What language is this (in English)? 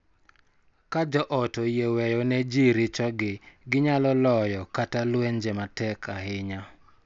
Luo (Kenya and Tanzania)